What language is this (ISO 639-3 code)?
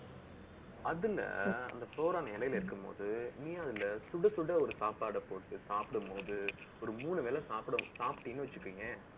tam